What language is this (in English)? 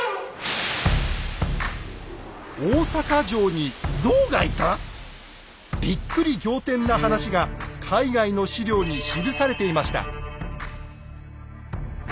Japanese